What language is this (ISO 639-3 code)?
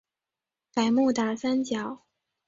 zho